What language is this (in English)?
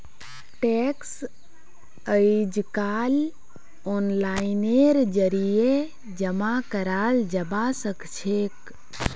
Magahi